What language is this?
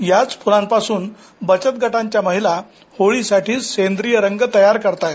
Marathi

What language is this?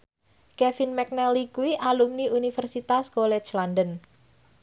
Javanese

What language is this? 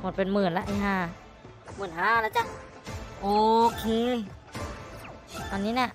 Thai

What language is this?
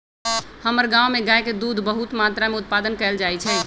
Magahi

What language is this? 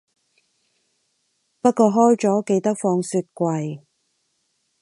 Cantonese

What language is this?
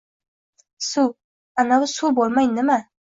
Uzbek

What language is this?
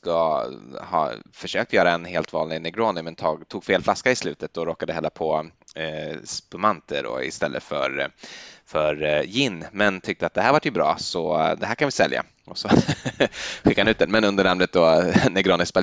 Swedish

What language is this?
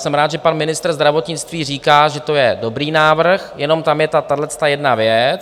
Czech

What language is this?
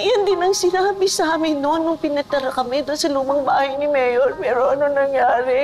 Filipino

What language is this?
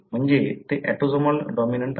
Marathi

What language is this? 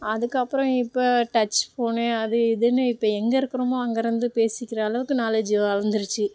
Tamil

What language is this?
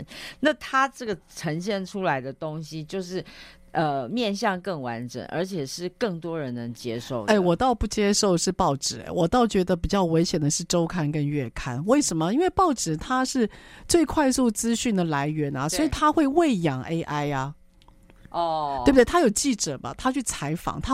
Chinese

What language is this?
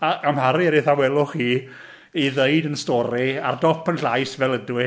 Welsh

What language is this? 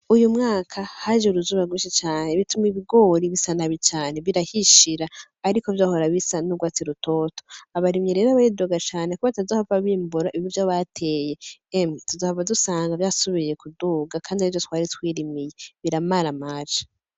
Rundi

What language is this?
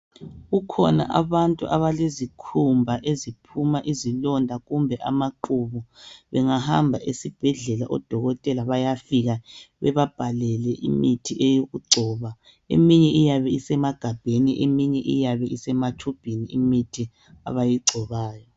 North Ndebele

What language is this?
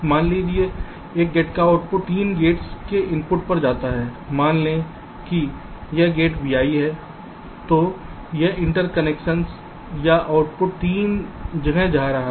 Hindi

